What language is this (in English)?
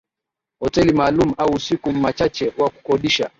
Swahili